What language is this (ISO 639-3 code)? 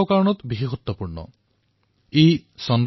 asm